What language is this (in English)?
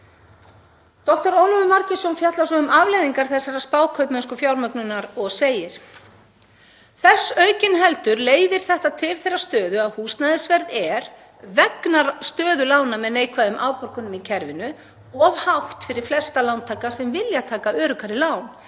Icelandic